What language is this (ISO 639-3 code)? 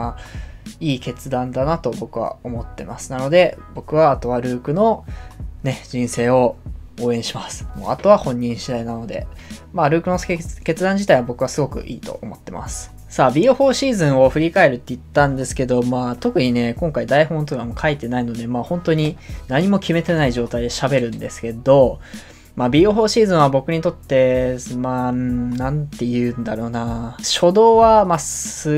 jpn